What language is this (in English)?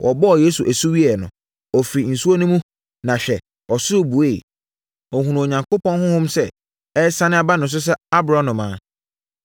Akan